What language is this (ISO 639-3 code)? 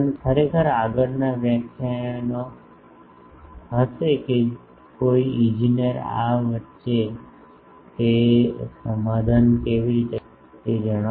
guj